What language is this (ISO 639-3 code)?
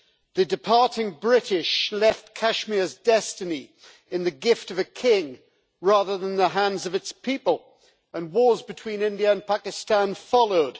eng